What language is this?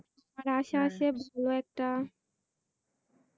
Bangla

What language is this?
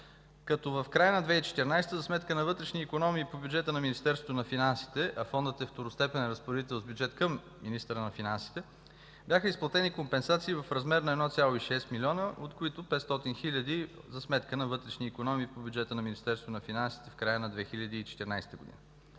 Bulgarian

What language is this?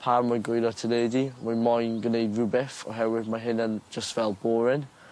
Welsh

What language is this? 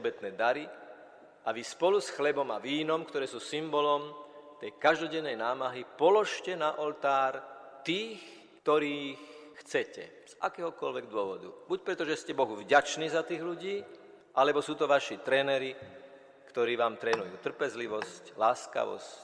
Slovak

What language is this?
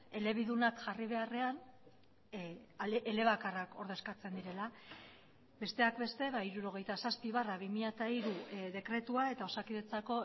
Basque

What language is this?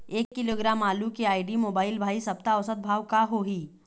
Chhattisgarhi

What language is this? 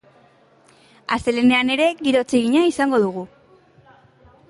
Basque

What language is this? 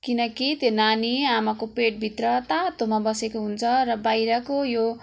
Nepali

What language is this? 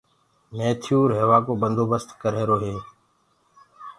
Gurgula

